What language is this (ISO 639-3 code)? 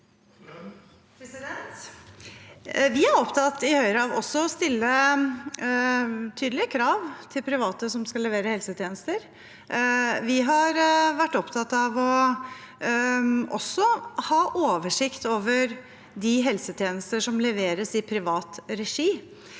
nor